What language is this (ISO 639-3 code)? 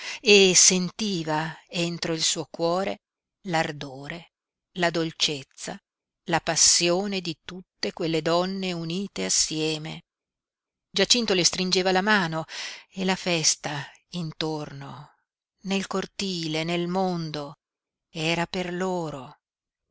ita